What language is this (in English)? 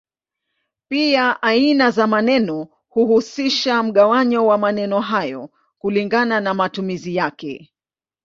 Swahili